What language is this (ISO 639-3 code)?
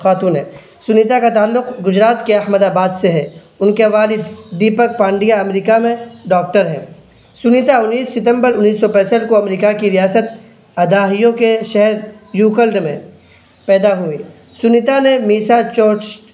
urd